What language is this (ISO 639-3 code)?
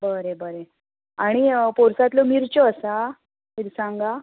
kok